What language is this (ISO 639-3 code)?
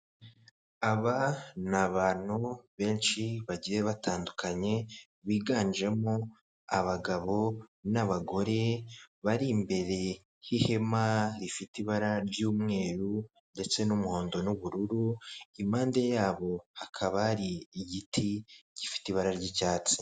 kin